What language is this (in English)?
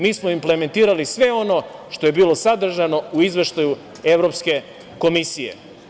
Serbian